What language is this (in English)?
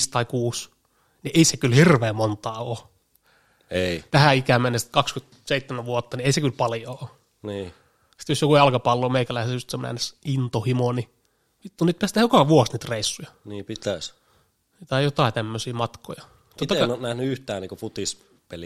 Finnish